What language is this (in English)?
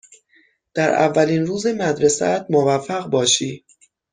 Persian